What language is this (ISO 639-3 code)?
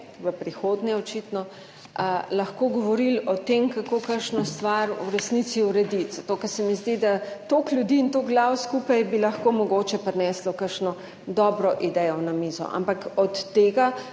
slv